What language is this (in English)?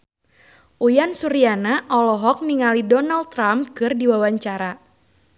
Sundanese